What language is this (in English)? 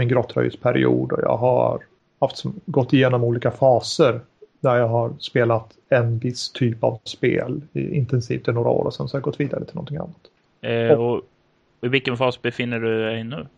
Swedish